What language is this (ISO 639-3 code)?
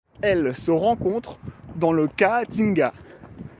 fra